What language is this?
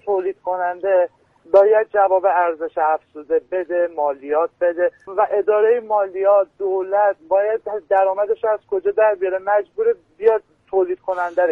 Persian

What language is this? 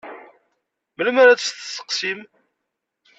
Kabyle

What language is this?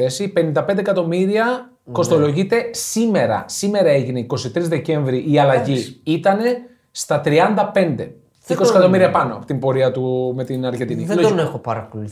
Greek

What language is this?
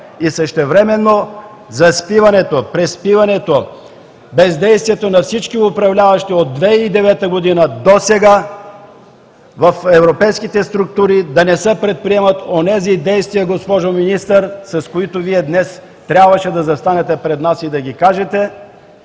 Bulgarian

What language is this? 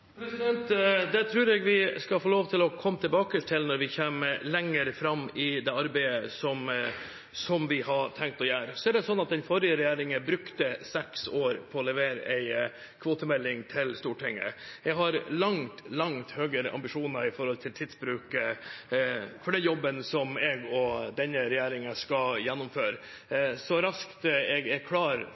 Norwegian Bokmål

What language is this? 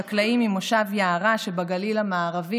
Hebrew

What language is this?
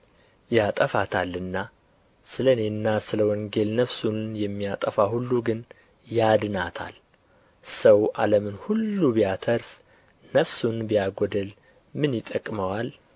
Amharic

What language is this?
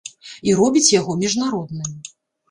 Belarusian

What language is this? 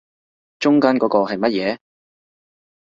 Cantonese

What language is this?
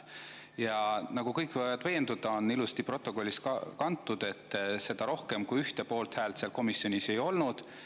Estonian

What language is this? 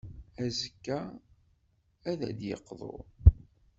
Kabyle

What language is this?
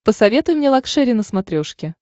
Russian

